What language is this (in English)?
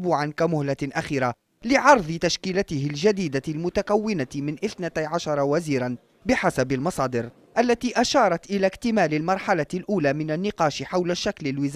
Arabic